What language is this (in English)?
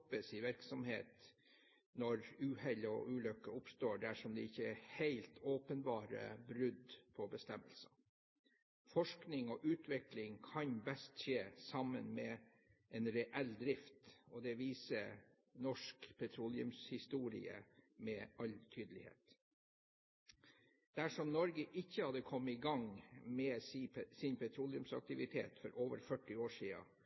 Norwegian Bokmål